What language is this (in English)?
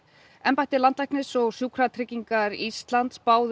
Icelandic